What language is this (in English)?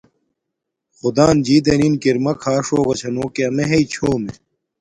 Domaaki